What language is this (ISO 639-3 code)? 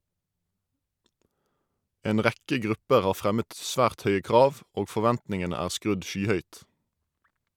nor